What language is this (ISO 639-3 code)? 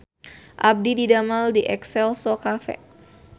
sun